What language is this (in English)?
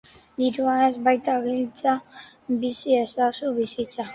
Basque